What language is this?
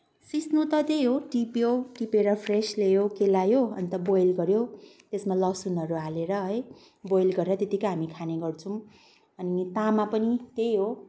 Nepali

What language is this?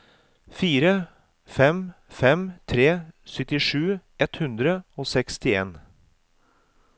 Norwegian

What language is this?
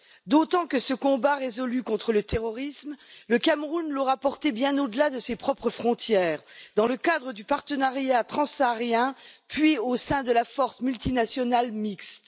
French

